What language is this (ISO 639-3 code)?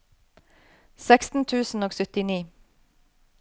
nor